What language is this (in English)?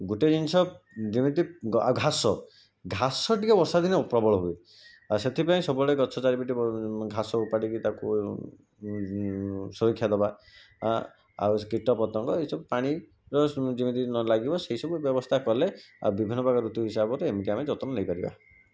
Odia